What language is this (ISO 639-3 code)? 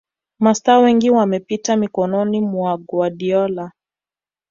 swa